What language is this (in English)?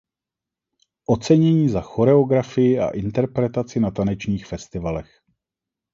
Czech